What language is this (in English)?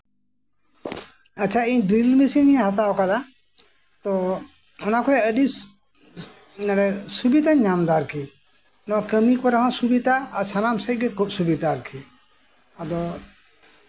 Santali